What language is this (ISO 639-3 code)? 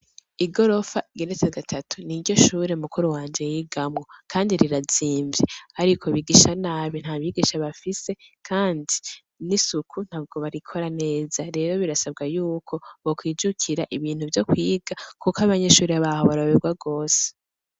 run